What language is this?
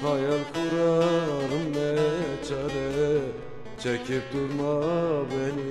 Turkish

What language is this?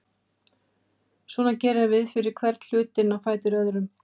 Icelandic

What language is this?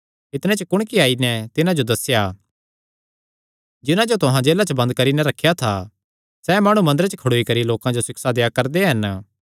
Kangri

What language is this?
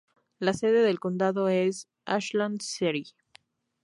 Spanish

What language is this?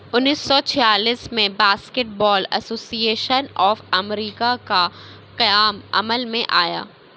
Urdu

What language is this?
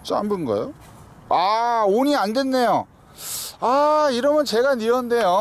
Korean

